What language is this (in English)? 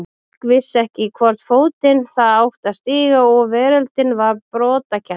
Icelandic